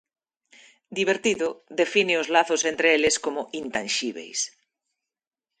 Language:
Galician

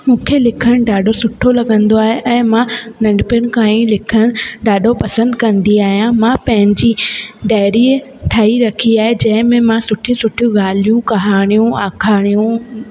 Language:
Sindhi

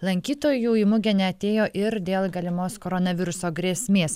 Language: Lithuanian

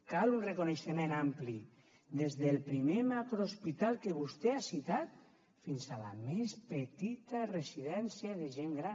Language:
Catalan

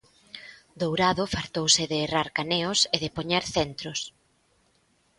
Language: Galician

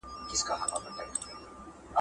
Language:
Pashto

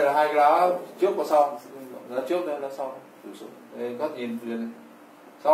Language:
Vietnamese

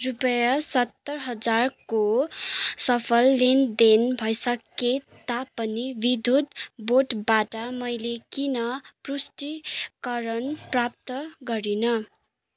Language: Nepali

